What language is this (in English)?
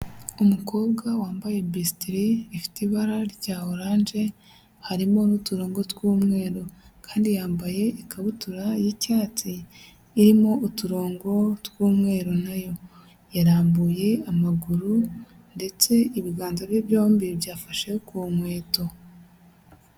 Kinyarwanda